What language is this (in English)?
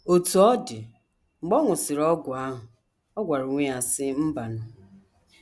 Igbo